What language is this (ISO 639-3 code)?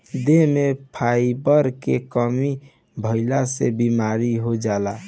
bho